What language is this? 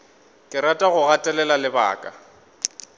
Northern Sotho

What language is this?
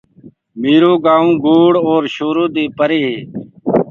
Gurgula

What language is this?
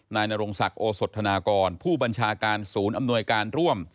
Thai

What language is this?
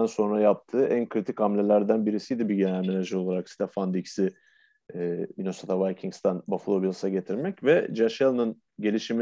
Turkish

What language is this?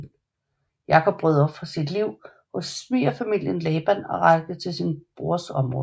Danish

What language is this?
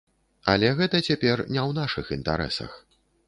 Belarusian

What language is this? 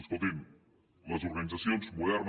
Catalan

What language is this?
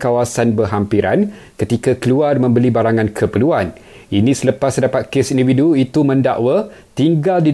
Malay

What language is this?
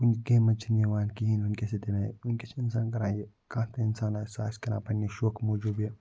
Kashmiri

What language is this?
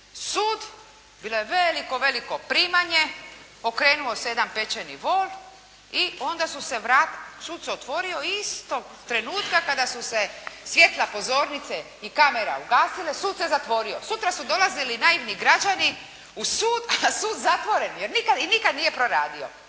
Croatian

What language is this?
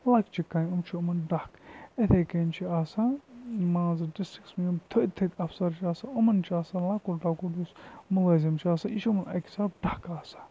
Kashmiri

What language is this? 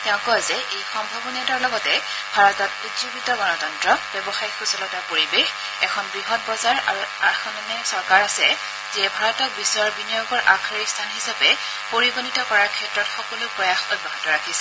Assamese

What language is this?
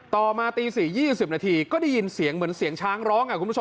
Thai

